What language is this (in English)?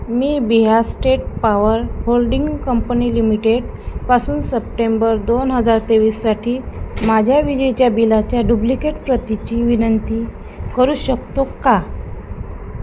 Marathi